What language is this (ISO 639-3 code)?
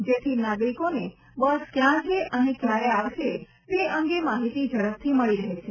guj